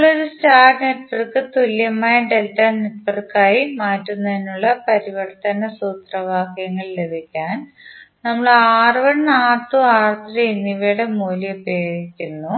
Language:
Malayalam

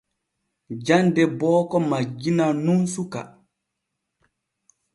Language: Borgu Fulfulde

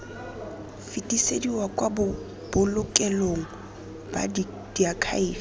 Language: Tswana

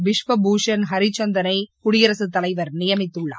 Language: Tamil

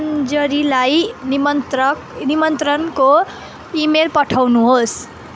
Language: Nepali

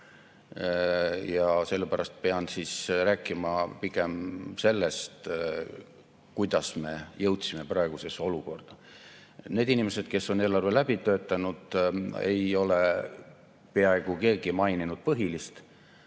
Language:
Estonian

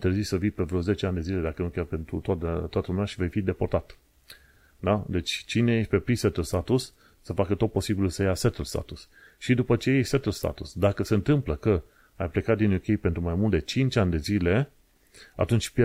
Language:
Romanian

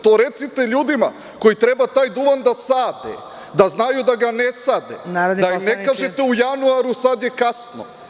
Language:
Serbian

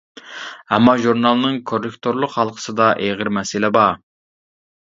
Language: Uyghur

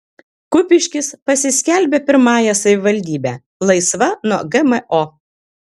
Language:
Lithuanian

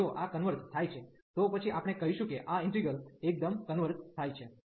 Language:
Gujarati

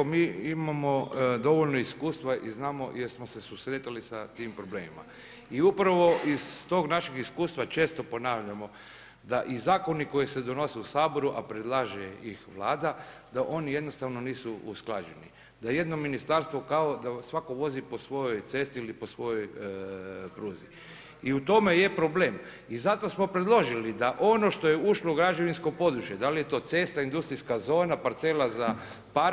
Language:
Croatian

